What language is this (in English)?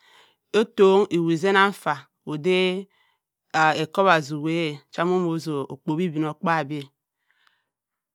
Cross River Mbembe